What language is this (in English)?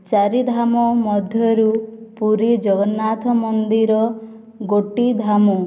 Odia